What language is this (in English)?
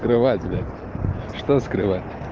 Russian